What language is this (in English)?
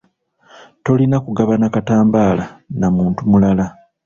Ganda